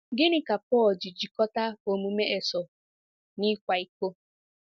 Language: Igbo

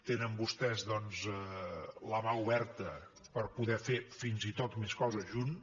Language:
Catalan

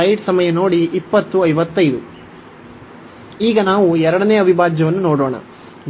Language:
Kannada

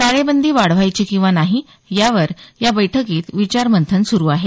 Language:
Marathi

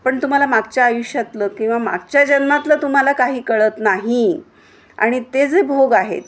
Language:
Marathi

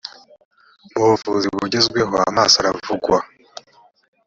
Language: Kinyarwanda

